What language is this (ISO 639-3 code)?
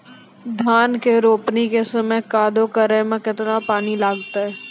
mai